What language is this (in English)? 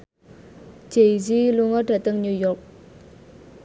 Javanese